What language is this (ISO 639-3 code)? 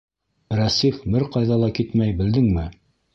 bak